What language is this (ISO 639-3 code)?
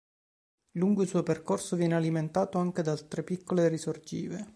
ita